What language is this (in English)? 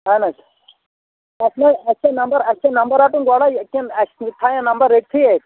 Kashmiri